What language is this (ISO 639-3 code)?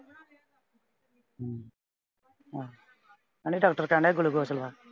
pan